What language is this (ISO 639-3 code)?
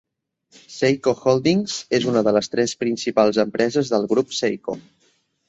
cat